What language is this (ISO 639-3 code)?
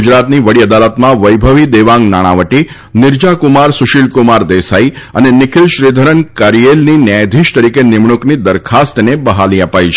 guj